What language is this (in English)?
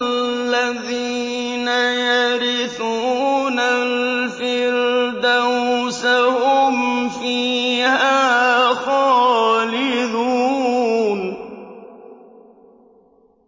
Arabic